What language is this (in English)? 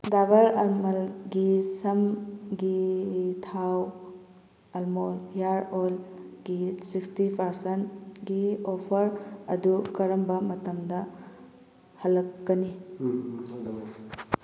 Manipuri